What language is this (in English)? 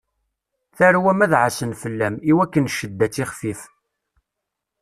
Kabyle